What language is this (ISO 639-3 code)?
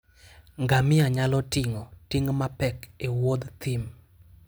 luo